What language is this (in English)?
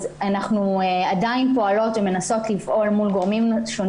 Hebrew